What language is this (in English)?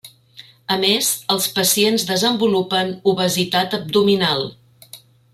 Catalan